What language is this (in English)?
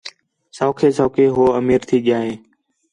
Khetrani